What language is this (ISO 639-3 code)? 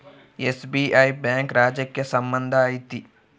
kan